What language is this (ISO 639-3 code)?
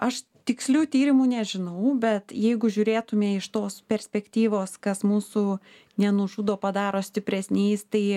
lit